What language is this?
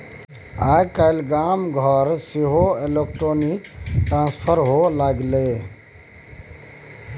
Maithili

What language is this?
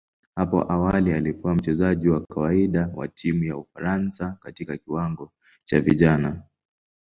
Swahili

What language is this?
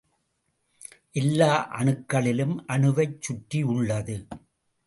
Tamil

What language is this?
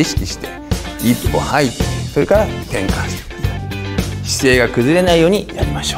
Japanese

